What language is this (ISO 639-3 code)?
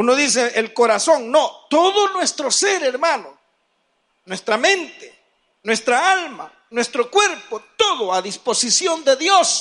spa